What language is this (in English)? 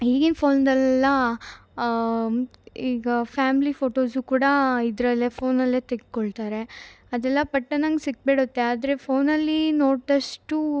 Kannada